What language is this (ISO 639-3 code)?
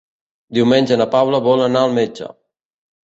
cat